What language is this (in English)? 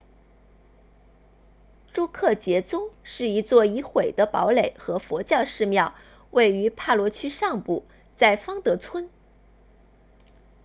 Chinese